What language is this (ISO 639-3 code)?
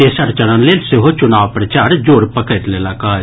mai